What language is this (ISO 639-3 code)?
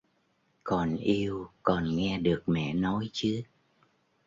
vie